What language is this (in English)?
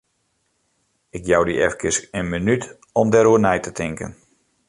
Western Frisian